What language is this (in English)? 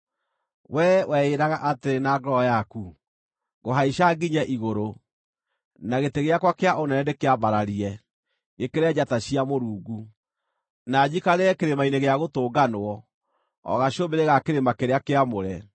Kikuyu